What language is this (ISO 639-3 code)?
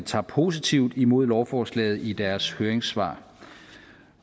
dan